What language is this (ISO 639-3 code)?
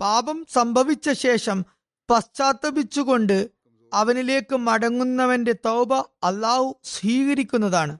mal